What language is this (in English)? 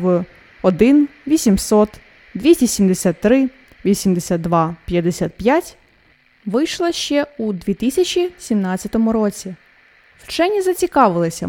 Ukrainian